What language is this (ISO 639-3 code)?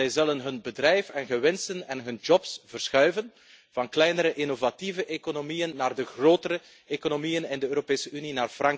nld